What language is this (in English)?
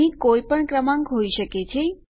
Gujarati